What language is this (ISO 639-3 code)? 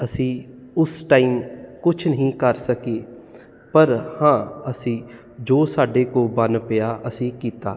pan